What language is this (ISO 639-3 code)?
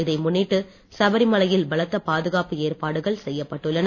tam